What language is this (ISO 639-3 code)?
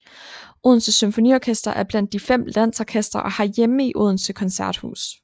dan